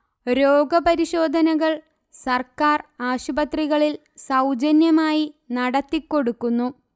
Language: Malayalam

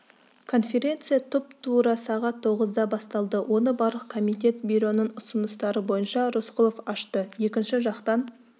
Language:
Kazakh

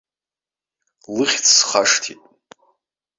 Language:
Abkhazian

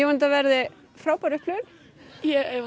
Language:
Icelandic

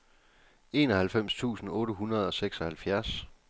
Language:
Danish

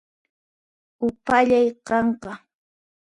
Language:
Puno Quechua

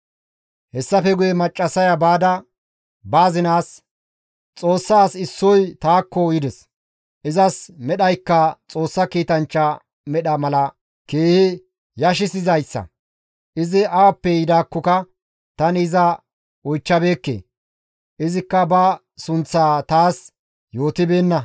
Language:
Gamo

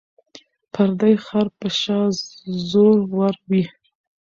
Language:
Pashto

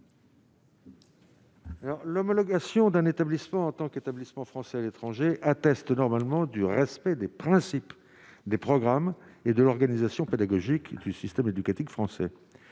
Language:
French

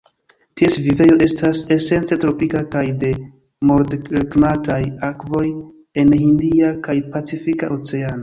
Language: Esperanto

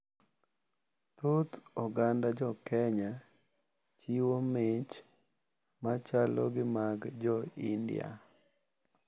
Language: Luo (Kenya and Tanzania)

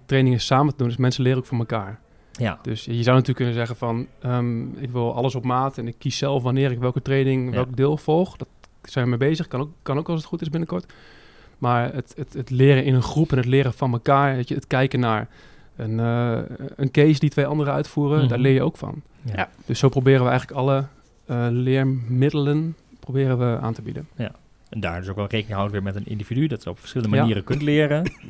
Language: Dutch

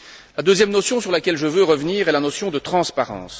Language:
French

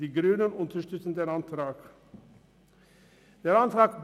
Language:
Swiss German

